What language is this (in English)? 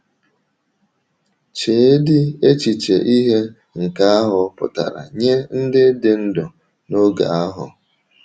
Igbo